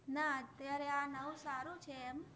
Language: Gujarati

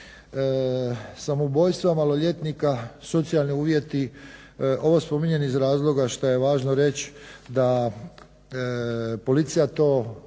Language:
Croatian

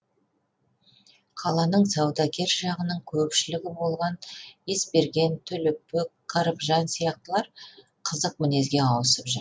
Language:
Kazakh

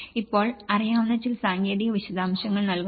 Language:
Malayalam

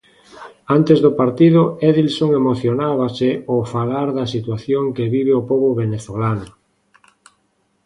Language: Galician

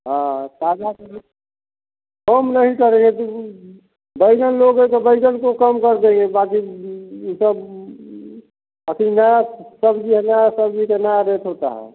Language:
Hindi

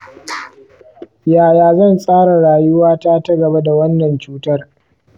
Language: Hausa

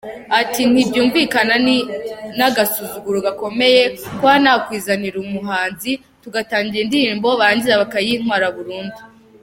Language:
Kinyarwanda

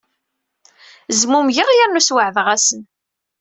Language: Kabyle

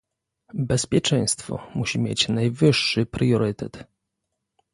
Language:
Polish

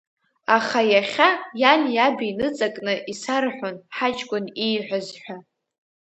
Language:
Abkhazian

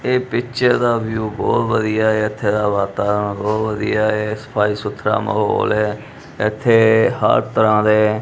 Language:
Punjabi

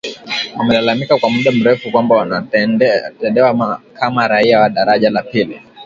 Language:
Swahili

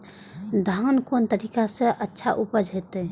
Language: Maithili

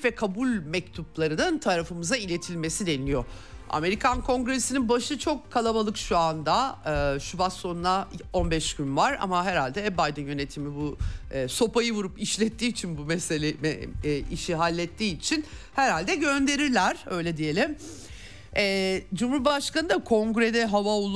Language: Turkish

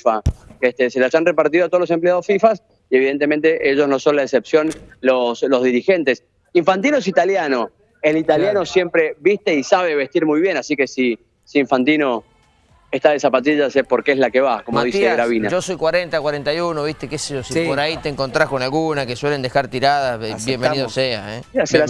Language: Spanish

